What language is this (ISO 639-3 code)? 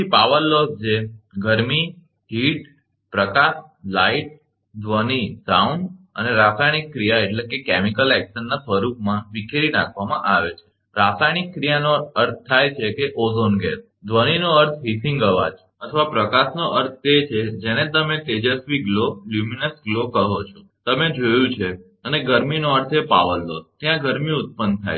guj